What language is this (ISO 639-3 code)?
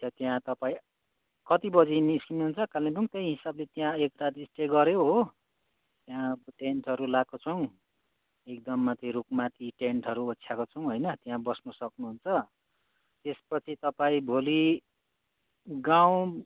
nep